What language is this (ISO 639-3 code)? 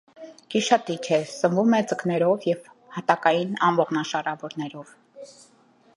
hye